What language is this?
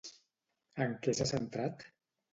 Catalan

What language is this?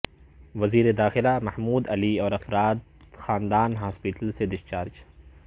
Urdu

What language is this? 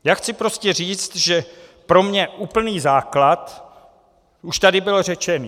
Czech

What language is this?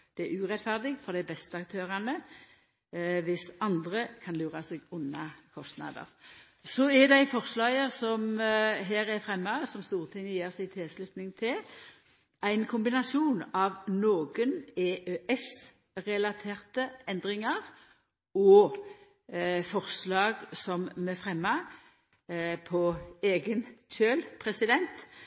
Norwegian Nynorsk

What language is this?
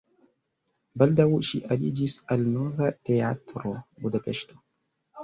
Esperanto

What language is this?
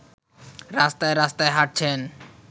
Bangla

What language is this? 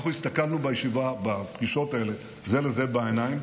Hebrew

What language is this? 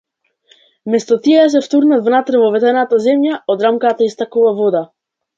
Macedonian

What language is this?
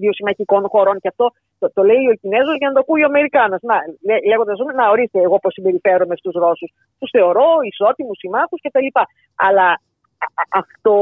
Greek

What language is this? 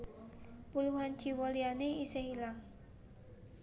Javanese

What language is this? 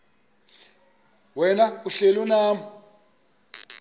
Xhosa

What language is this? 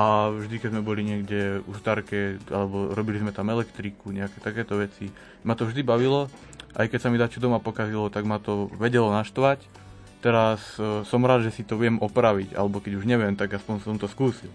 Slovak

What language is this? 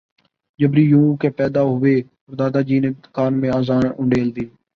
Urdu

